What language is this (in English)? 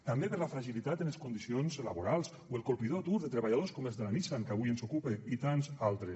Catalan